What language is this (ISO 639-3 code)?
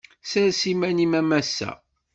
kab